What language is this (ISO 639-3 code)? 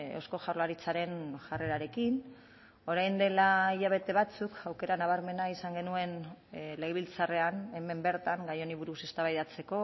eus